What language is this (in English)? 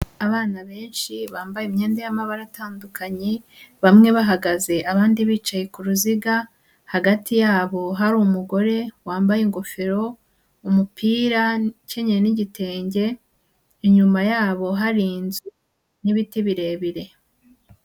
Kinyarwanda